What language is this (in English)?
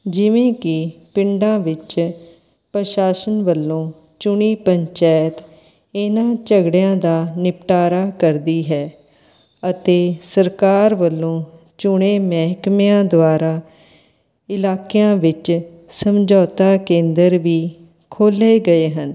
Punjabi